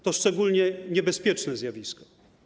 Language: Polish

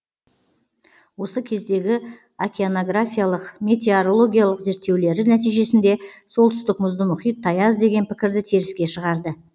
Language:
Kazakh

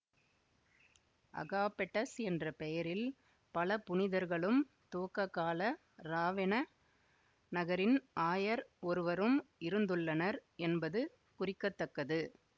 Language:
Tamil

